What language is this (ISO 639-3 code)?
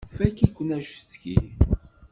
kab